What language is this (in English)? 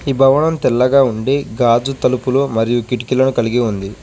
Telugu